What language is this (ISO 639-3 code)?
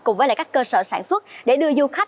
vie